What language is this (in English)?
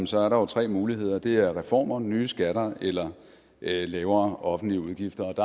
Danish